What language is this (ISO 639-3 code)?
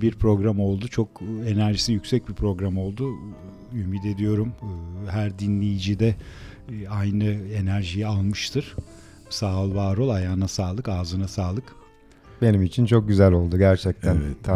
tur